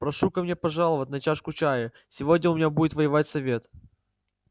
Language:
Russian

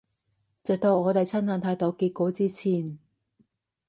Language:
Cantonese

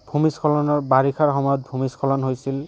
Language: Assamese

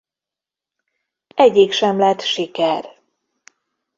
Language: Hungarian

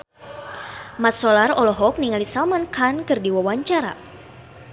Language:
Sundanese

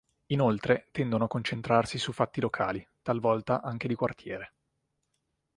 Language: Italian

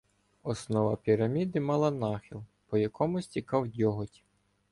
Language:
Ukrainian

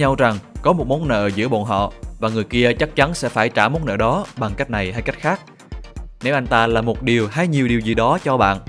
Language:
Vietnamese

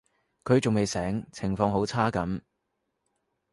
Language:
Cantonese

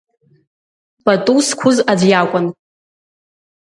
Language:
Abkhazian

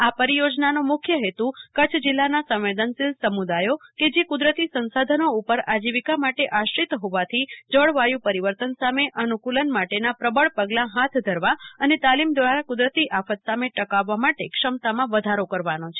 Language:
Gujarati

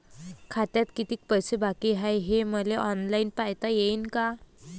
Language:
Marathi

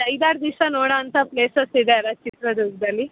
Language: Kannada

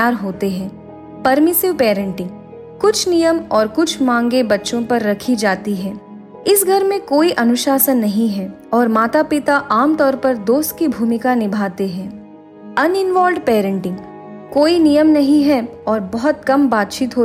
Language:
Hindi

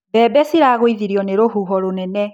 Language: Kikuyu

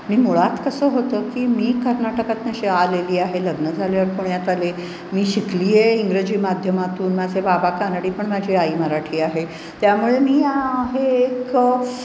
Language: Marathi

